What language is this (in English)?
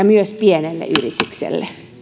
Finnish